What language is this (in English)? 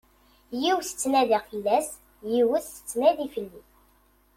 Kabyle